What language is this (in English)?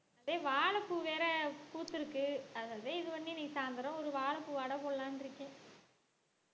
Tamil